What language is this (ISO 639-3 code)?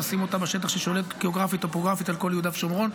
heb